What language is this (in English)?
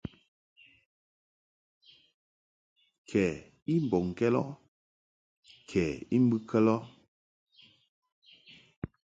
Mungaka